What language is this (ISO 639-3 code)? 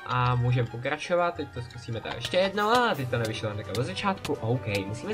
ces